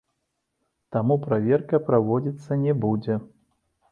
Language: Belarusian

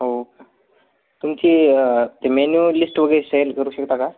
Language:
Marathi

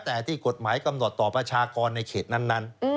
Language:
Thai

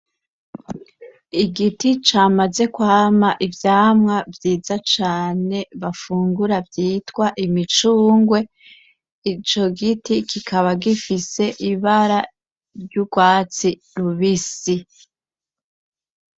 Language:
Rundi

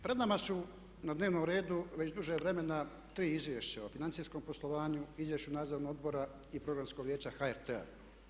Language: Croatian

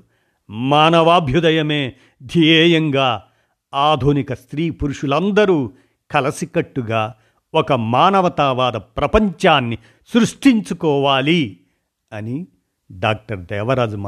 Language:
Telugu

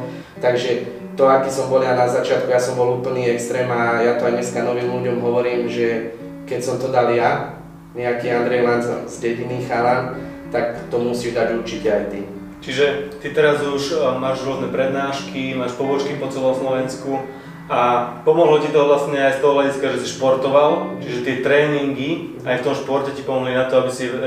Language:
Slovak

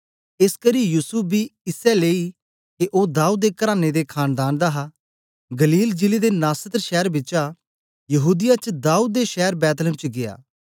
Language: Dogri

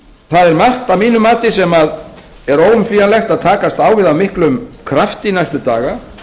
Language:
Icelandic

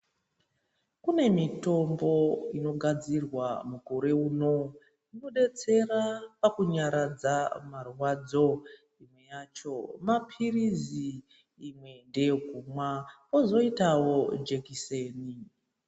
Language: Ndau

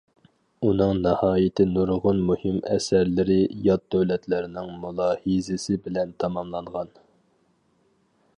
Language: Uyghur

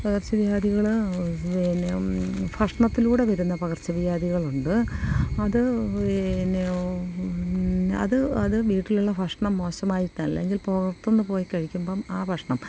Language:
Malayalam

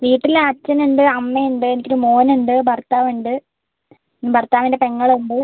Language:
Malayalam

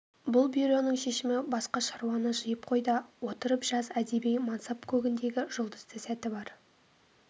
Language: Kazakh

